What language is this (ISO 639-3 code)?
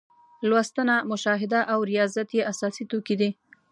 pus